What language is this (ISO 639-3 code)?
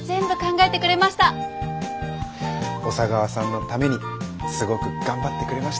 jpn